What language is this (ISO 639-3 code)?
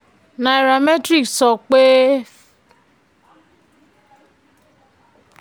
yor